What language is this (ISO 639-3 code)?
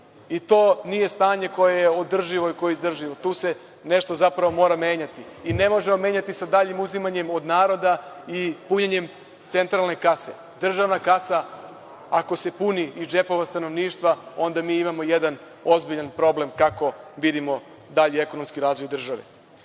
srp